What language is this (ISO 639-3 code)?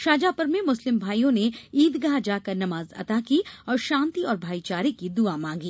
hin